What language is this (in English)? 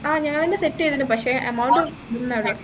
Malayalam